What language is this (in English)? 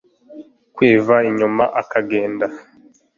Kinyarwanda